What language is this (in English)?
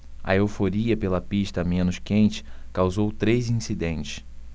Portuguese